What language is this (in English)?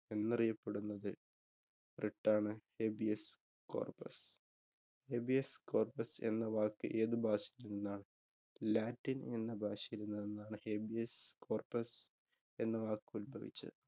Malayalam